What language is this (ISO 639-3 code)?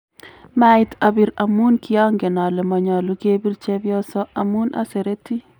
kln